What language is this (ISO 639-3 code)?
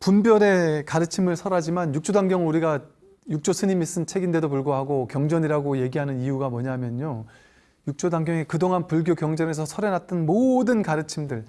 kor